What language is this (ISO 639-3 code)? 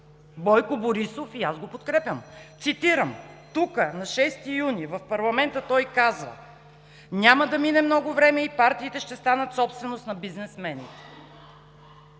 bul